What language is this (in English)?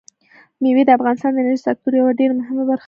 Pashto